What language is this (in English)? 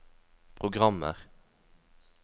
Norwegian